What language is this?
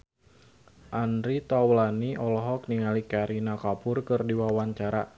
Sundanese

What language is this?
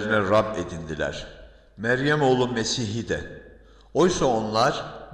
Turkish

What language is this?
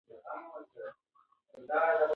Pashto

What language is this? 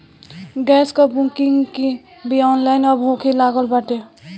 Bhojpuri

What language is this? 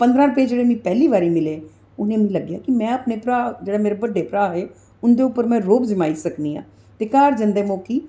Dogri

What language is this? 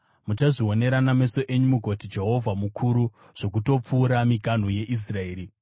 Shona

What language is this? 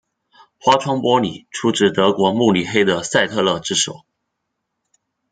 Chinese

